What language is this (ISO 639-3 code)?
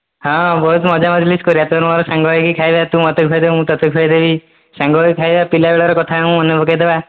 ori